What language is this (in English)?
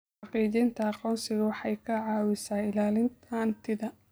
Somali